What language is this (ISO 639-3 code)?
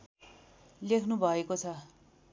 nep